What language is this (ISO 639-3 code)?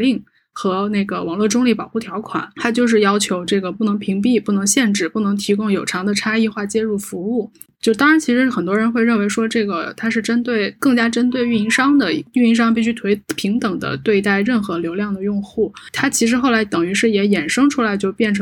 zho